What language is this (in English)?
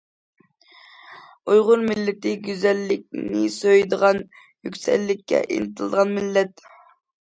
Uyghur